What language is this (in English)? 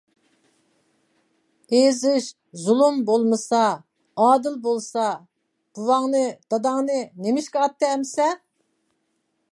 Uyghur